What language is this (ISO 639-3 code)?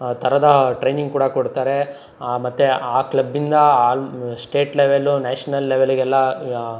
kan